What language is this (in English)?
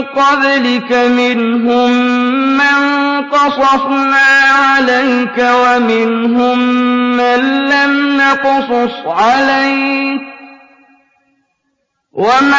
Arabic